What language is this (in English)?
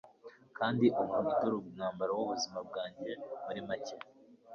Kinyarwanda